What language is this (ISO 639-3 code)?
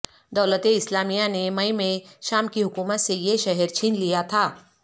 urd